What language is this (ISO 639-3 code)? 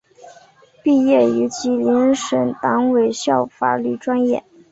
zho